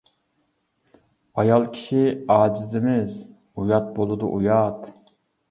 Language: Uyghur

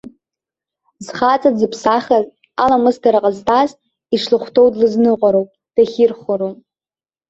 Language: Abkhazian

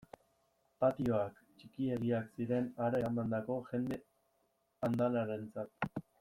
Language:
Basque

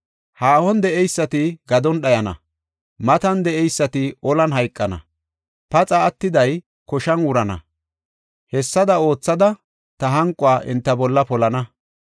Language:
Gofa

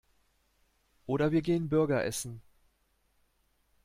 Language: German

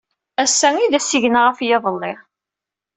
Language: Kabyle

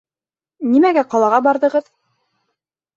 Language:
Bashkir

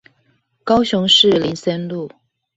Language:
Chinese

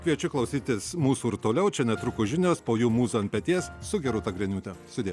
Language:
Lithuanian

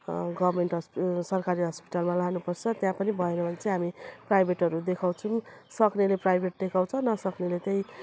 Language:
Nepali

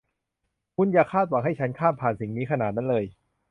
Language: Thai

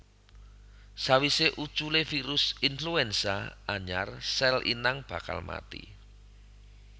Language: Javanese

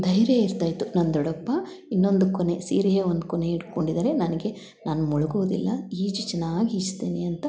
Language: Kannada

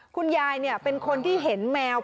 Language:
Thai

